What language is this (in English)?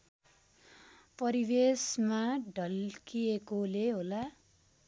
Nepali